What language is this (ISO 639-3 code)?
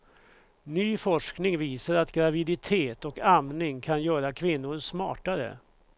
swe